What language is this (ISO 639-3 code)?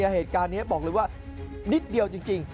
tha